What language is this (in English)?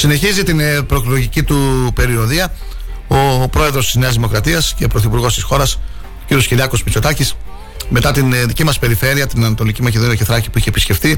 Greek